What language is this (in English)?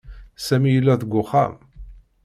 Kabyle